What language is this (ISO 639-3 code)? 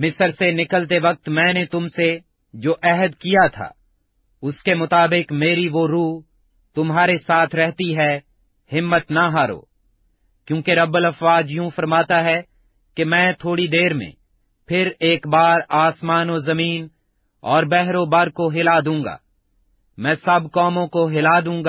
urd